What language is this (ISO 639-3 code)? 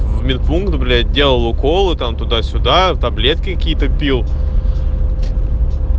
rus